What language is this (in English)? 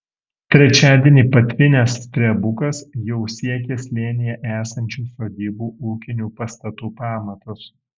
Lithuanian